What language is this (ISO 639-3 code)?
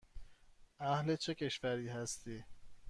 fas